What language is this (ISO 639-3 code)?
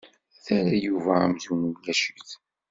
kab